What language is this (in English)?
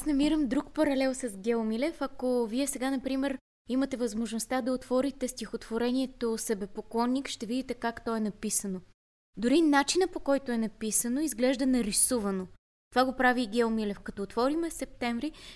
Bulgarian